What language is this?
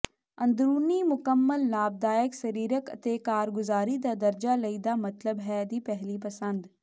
Punjabi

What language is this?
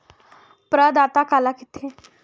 Chhattisgarhi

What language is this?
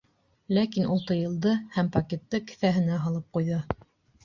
Bashkir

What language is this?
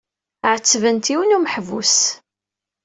Kabyle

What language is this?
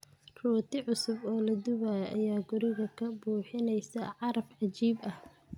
Somali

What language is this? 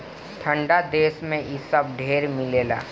Bhojpuri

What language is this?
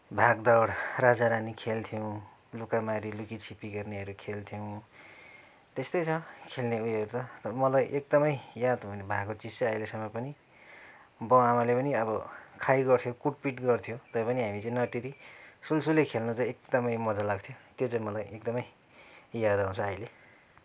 Nepali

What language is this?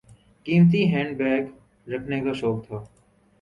Urdu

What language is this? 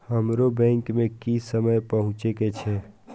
Maithili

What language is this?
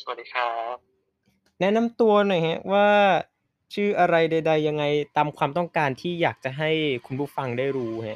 Thai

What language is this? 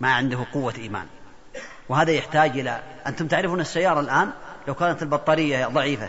Arabic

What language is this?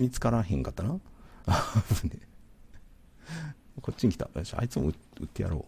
Japanese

